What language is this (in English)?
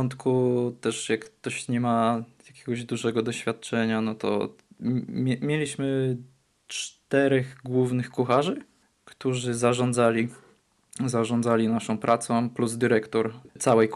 Polish